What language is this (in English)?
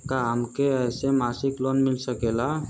Bhojpuri